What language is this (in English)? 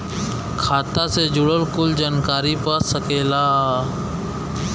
Bhojpuri